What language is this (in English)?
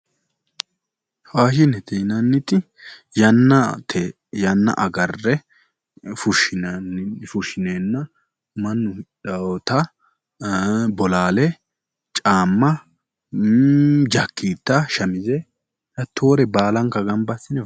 Sidamo